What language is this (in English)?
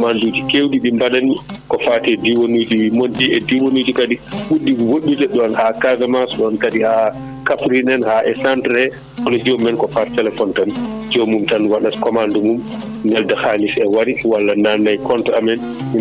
Fula